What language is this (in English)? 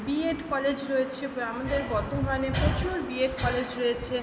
Bangla